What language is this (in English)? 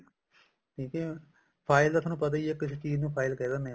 Punjabi